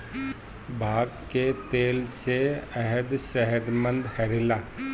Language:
Bhojpuri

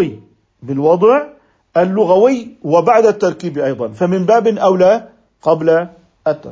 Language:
Arabic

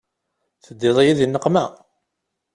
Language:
Kabyle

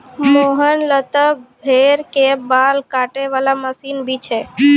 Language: Maithili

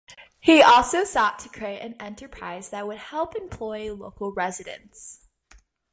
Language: English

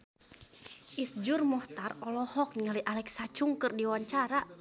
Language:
Sundanese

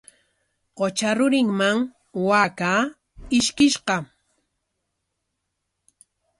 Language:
Corongo Ancash Quechua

